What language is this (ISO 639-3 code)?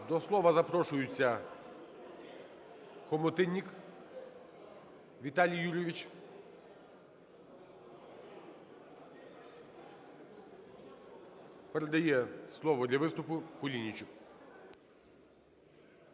ukr